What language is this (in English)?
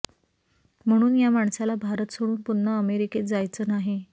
Marathi